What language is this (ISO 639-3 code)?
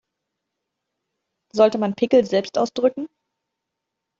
deu